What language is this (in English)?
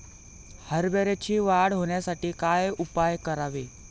Marathi